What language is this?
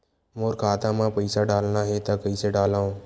Chhattisgarhi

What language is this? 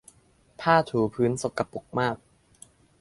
Thai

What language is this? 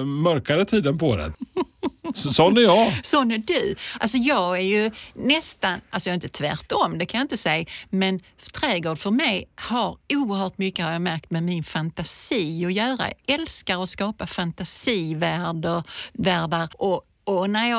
Swedish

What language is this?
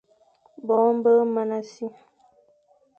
Fang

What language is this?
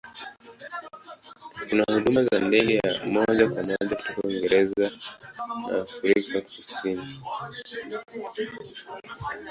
Swahili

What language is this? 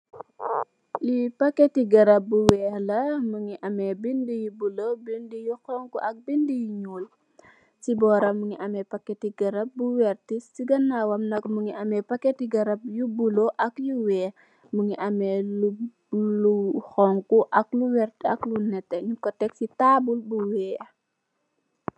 Wolof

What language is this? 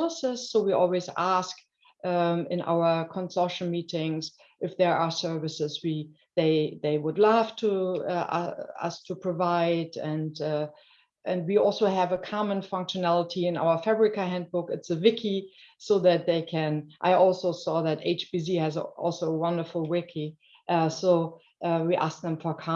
English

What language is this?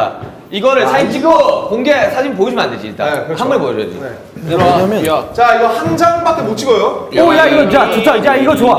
Korean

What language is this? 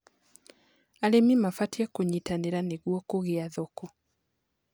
Kikuyu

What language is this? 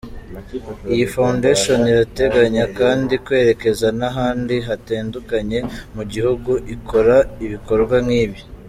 Kinyarwanda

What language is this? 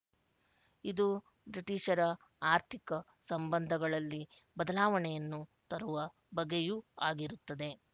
Kannada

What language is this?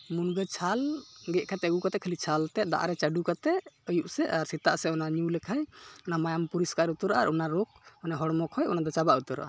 Santali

